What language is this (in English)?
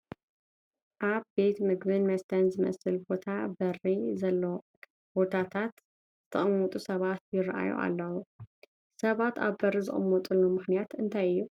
Tigrinya